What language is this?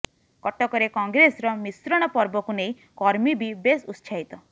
Odia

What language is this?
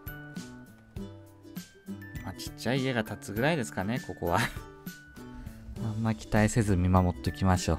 Japanese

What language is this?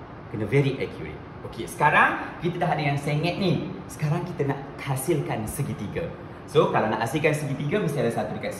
Malay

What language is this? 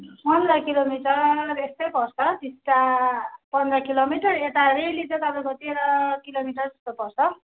Nepali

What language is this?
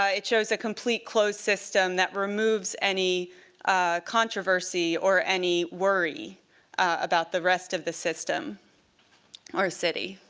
English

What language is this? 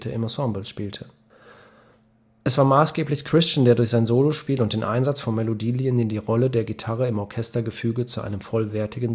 German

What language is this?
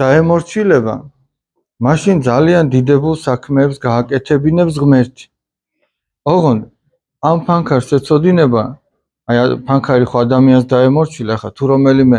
Russian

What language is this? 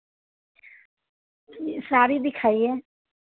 Hindi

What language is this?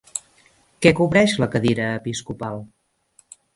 Catalan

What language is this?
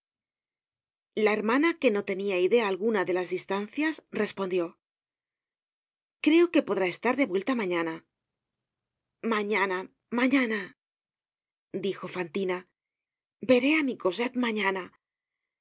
Spanish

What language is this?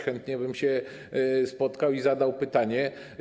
Polish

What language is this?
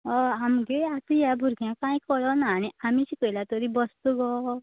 Konkani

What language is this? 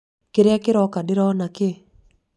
Kikuyu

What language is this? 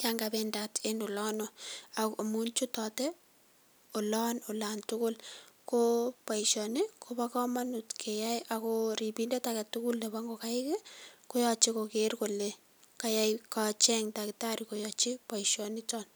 Kalenjin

